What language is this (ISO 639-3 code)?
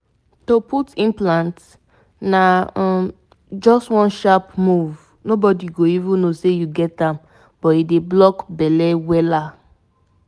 pcm